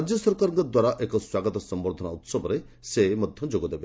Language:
Odia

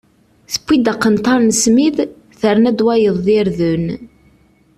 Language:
Kabyle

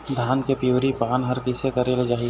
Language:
Chhattisgarhi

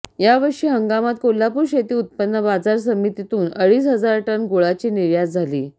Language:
Marathi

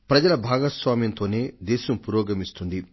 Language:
Telugu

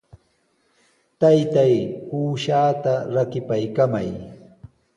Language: Sihuas Ancash Quechua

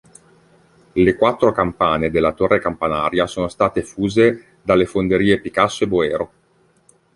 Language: Italian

